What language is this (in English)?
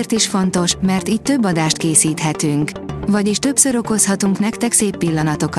Hungarian